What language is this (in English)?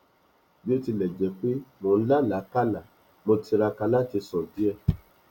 Yoruba